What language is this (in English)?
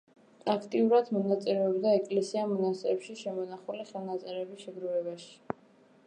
Georgian